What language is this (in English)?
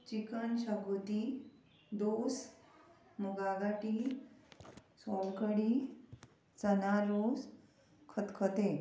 Konkani